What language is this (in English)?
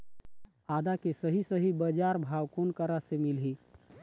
Chhattisgarhi